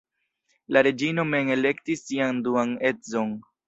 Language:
Esperanto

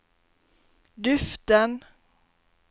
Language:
Norwegian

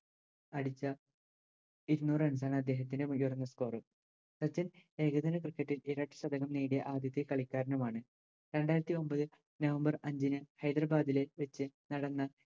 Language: Malayalam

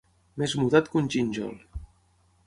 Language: Catalan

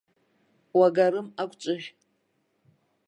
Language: Abkhazian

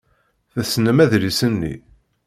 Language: Kabyle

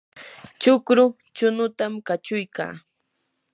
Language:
Yanahuanca Pasco Quechua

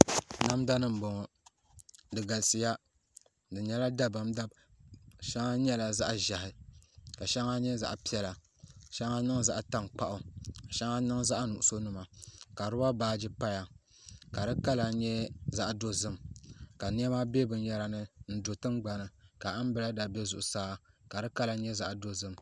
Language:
Dagbani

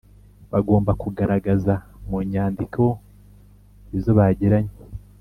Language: Kinyarwanda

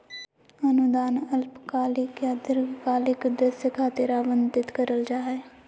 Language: Magahi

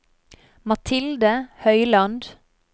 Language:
Norwegian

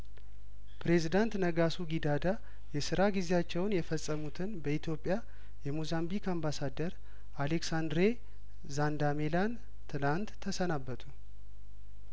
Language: Amharic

